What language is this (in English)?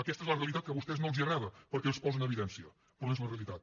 Catalan